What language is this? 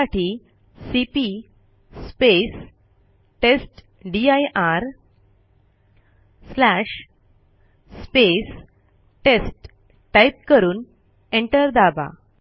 Marathi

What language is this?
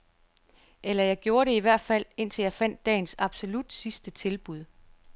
Danish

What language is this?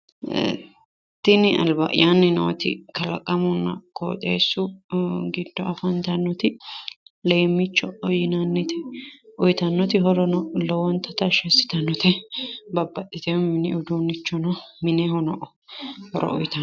Sidamo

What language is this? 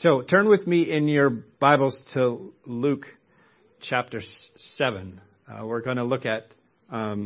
English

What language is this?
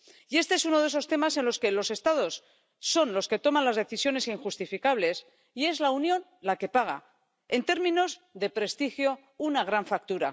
Spanish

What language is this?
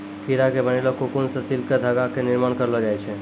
Maithili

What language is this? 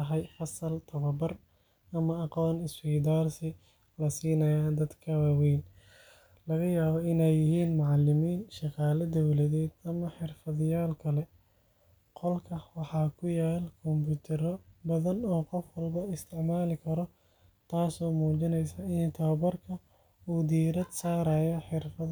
Somali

